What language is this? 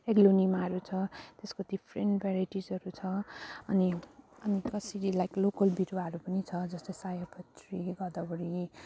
Nepali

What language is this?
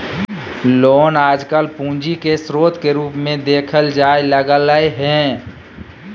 Magahi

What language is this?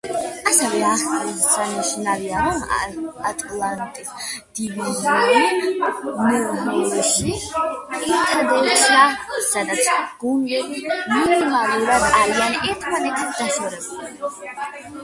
Georgian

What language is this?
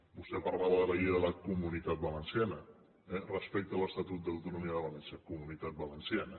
Catalan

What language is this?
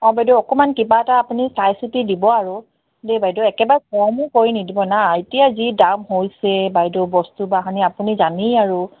Assamese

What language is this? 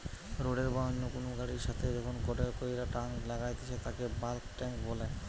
Bangla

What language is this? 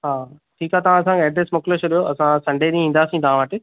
Sindhi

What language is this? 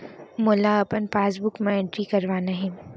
Chhattisgarhi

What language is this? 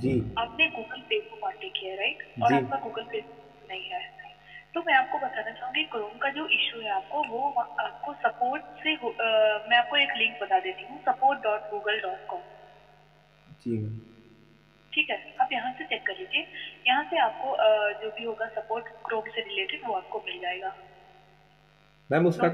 Hindi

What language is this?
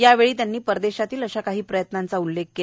Marathi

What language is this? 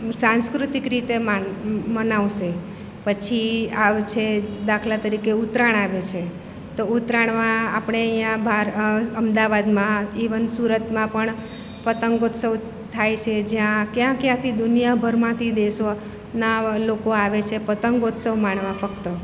Gujarati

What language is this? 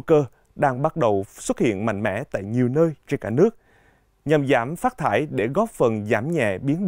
Vietnamese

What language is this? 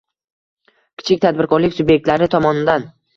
Uzbek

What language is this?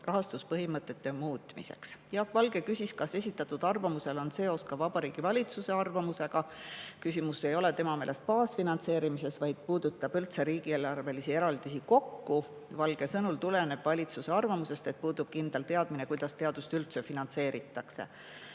Estonian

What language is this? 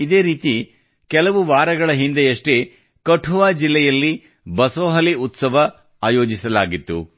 Kannada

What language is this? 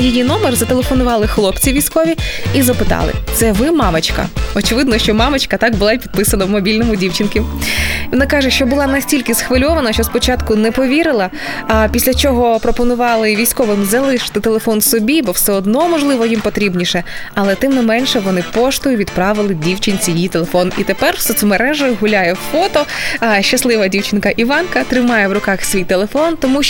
Ukrainian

